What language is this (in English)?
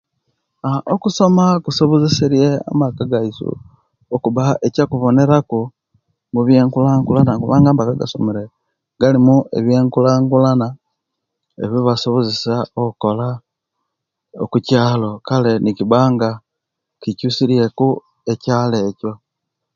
Kenyi